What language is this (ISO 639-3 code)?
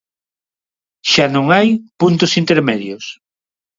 glg